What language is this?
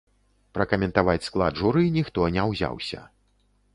Belarusian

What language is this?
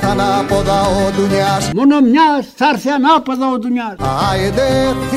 Greek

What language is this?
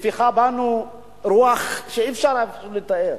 Hebrew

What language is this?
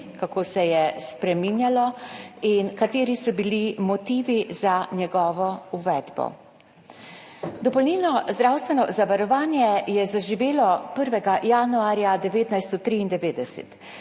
Slovenian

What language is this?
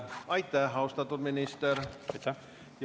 Estonian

